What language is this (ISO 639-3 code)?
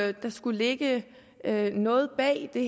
dan